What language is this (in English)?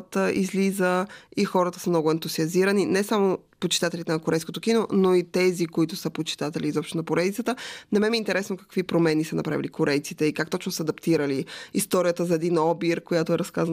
Bulgarian